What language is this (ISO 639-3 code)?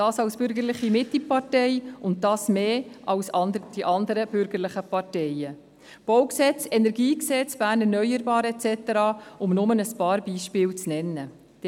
gsw